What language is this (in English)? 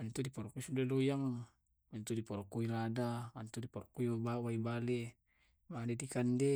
Tae'